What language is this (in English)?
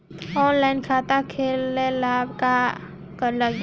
Bhojpuri